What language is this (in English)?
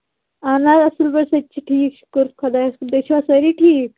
Kashmiri